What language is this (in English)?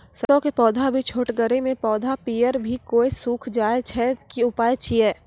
Maithili